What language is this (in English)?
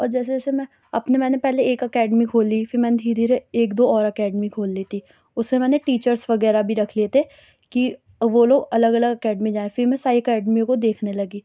Urdu